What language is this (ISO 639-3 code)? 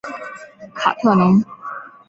zho